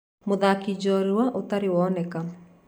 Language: Kikuyu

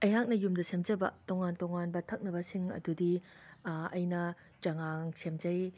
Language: Manipuri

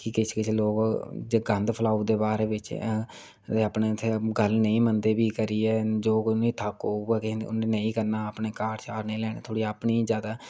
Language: Dogri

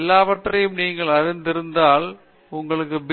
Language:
Tamil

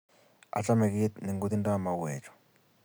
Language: Kalenjin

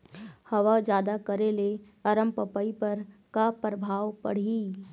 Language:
Chhattisgarhi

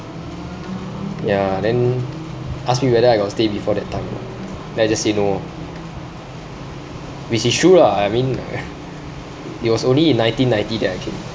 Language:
English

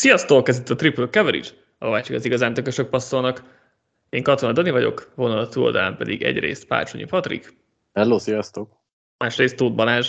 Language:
Hungarian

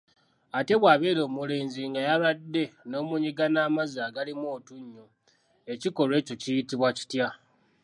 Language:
Ganda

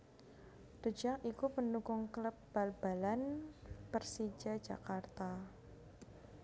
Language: Javanese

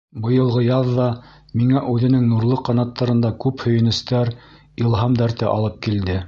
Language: Bashkir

